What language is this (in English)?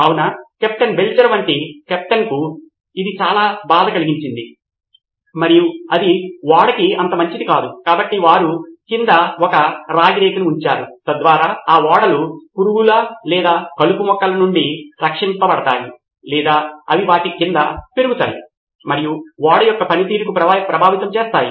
Telugu